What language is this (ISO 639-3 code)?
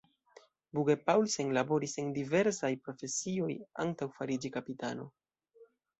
epo